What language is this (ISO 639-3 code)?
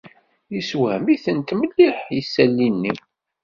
kab